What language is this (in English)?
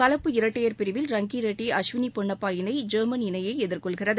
Tamil